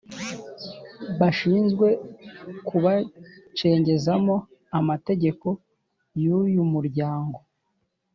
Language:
Kinyarwanda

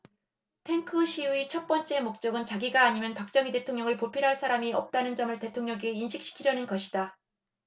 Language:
Korean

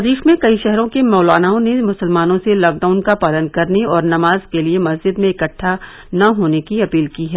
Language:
Hindi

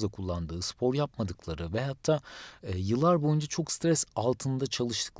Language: Turkish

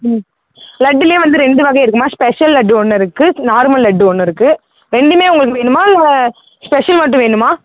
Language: Tamil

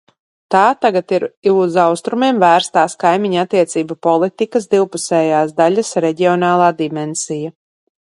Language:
Latvian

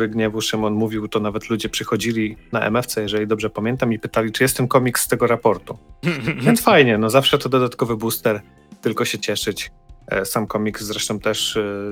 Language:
Polish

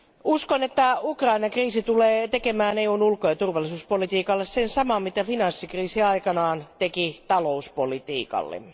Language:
Finnish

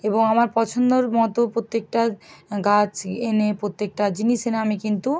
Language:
Bangla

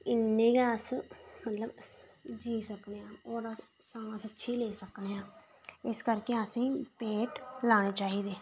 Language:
Dogri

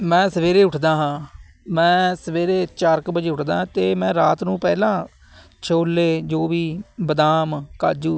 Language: Punjabi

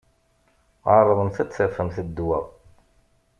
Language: Kabyle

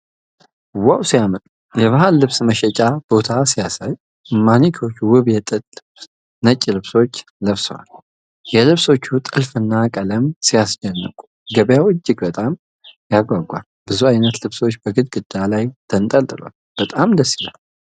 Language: Amharic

